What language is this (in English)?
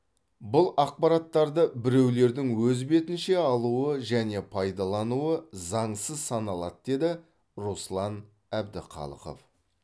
Kazakh